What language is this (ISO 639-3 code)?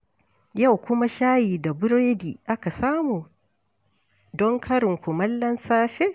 hau